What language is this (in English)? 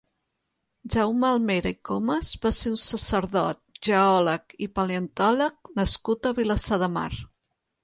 Catalan